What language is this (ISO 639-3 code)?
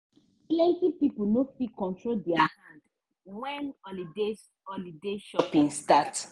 pcm